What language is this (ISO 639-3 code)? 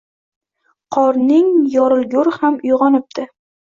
uzb